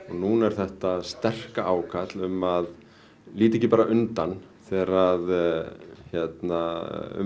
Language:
Icelandic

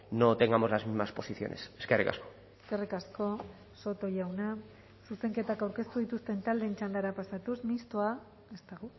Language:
Basque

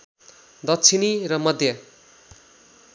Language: Nepali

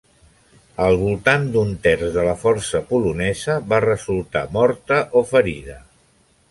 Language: Catalan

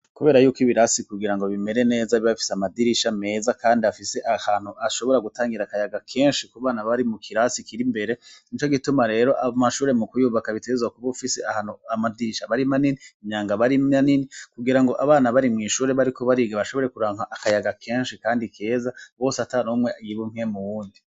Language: Rundi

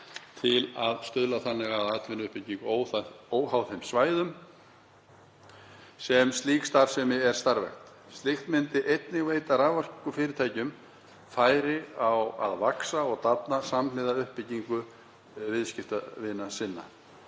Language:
Icelandic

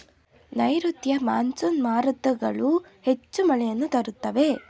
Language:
Kannada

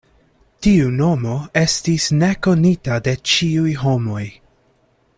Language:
Esperanto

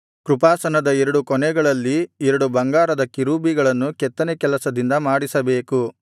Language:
Kannada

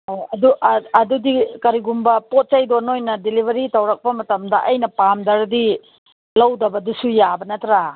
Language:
Manipuri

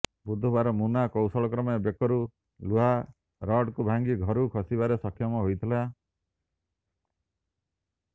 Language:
Odia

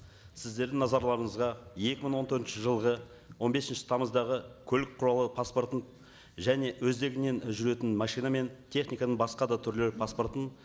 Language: Kazakh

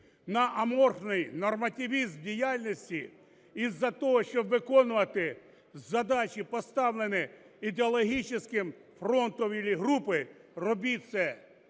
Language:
Ukrainian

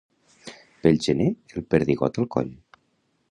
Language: Catalan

